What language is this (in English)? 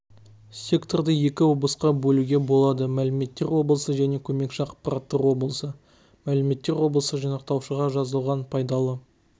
Kazakh